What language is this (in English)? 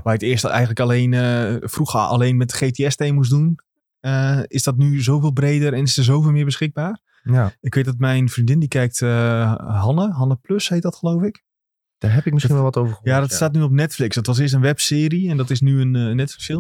Dutch